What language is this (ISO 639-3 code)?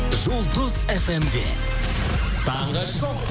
kaz